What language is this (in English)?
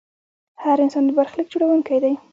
Pashto